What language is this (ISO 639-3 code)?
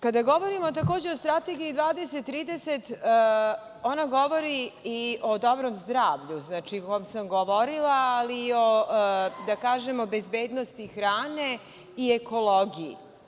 srp